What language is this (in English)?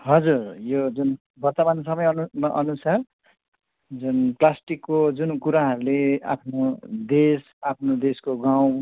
Nepali